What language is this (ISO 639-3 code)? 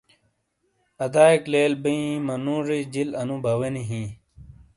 scl